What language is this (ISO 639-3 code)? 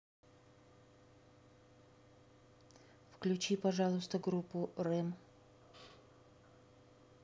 rus